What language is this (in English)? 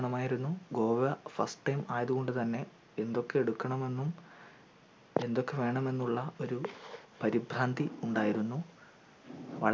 Malayalam